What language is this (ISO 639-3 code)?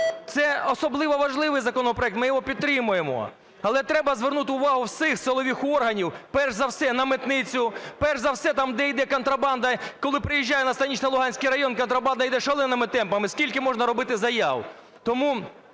ukr